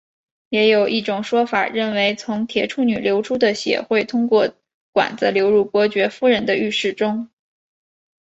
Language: Chinese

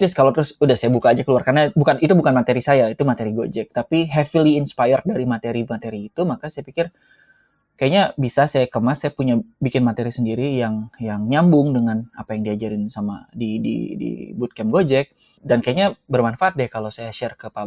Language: Indonesian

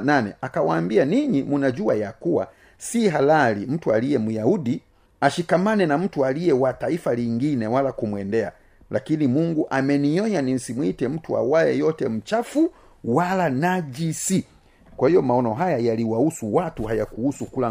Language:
Swahili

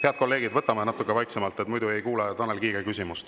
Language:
Estonian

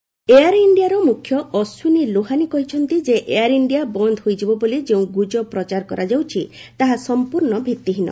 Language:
Odia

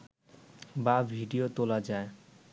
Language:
Bangla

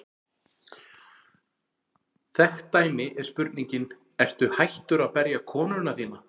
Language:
Icelandic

